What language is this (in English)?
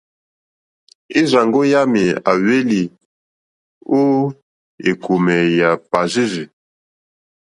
Mokpwe